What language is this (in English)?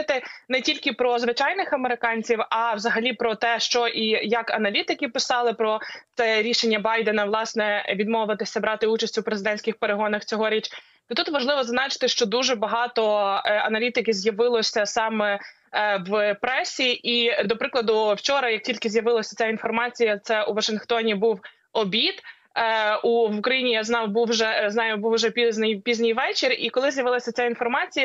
Ukrainian